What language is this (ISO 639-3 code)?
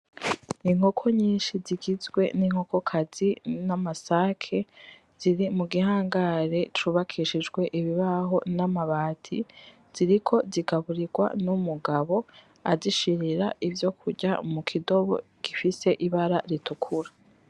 run